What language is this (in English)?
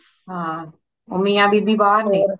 Punjabi